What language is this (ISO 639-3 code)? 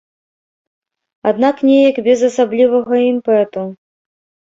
bel